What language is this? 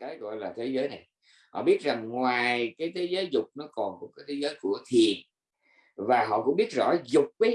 Vietnamese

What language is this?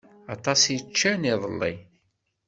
Kabyle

